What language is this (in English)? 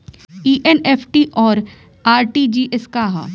Bhojpuri